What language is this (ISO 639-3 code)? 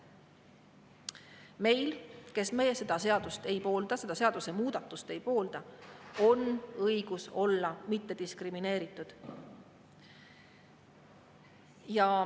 est